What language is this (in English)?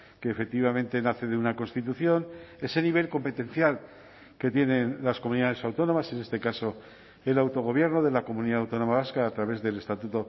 Spanish